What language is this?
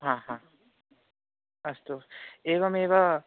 Sanskrit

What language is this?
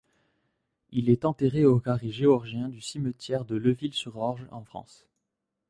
French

